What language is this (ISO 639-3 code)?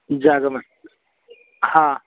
san